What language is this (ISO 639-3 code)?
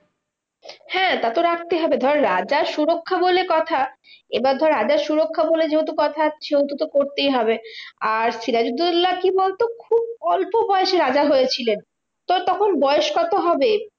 ben